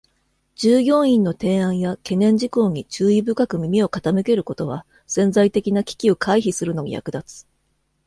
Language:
Japanese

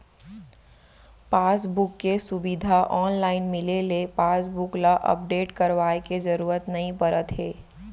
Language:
Chhattisgarhi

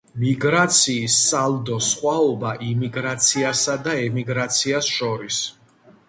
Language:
Georgian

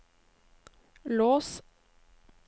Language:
Norwegian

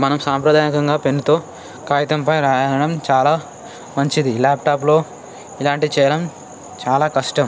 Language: Telugu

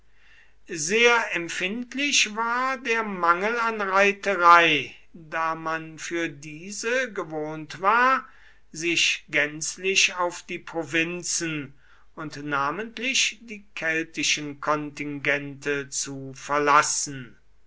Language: German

